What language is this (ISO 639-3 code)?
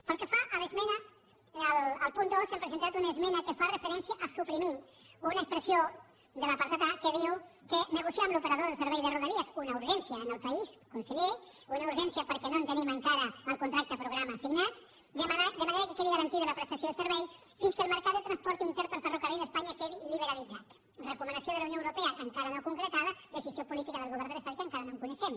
cat